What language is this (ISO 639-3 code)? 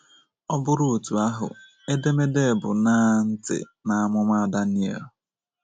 ibo